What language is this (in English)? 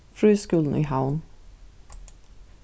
Faroese